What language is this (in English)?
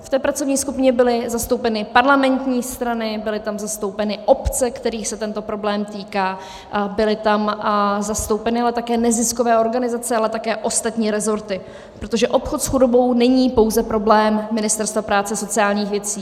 Czech